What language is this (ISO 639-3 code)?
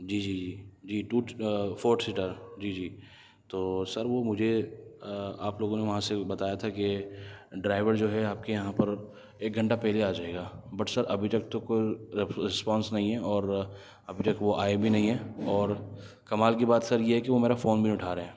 urd